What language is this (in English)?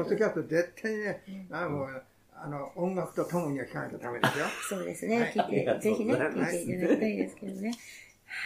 Japanese